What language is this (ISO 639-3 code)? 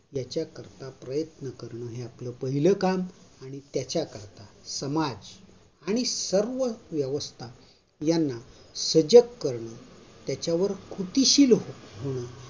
mar